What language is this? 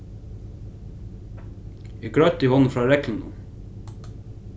Faroese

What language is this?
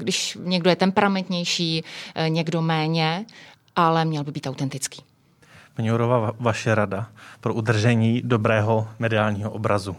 Czech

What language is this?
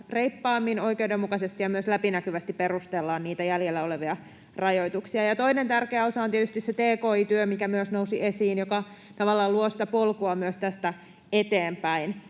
Finnish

